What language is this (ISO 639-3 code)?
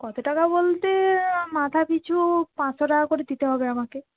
ben